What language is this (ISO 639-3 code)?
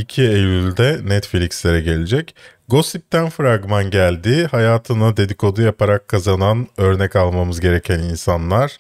tur